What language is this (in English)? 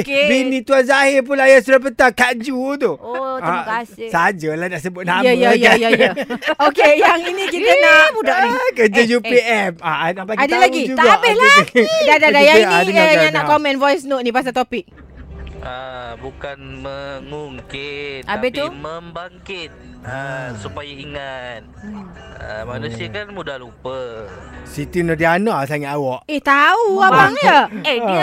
Malay